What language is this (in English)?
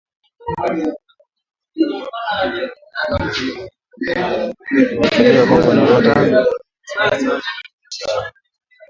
Swahili